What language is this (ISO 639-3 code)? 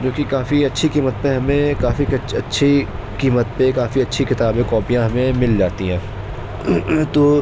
urd